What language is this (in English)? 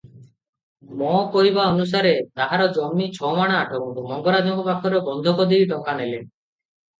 Odia